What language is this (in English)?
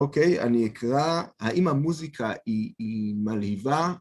Hebrew